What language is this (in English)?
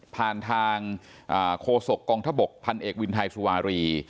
Thai